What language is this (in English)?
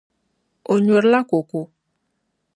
Dagbani